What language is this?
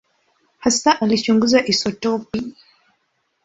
Swahili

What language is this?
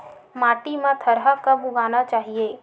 Chhattisgarhi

